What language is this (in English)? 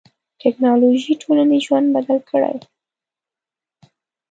Pashto